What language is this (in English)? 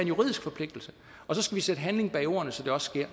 Danish